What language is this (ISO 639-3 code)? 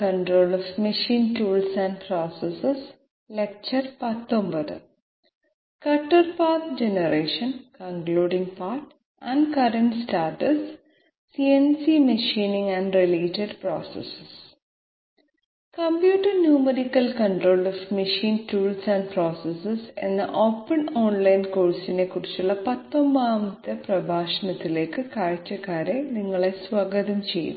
mal